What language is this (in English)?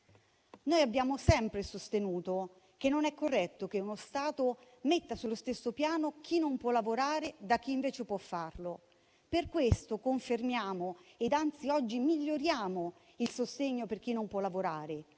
Italian